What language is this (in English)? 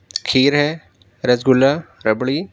Urdu